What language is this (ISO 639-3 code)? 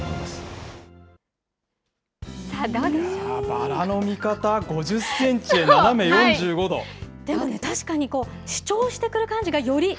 jpn